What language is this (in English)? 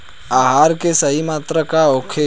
Bhojpuri